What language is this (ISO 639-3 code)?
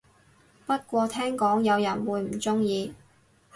yue